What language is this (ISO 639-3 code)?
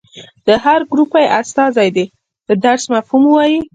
pus